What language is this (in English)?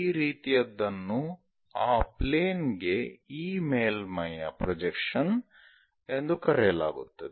Kannada